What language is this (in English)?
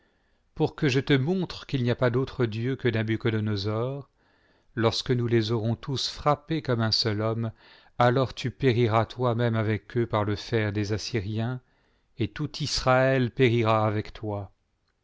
French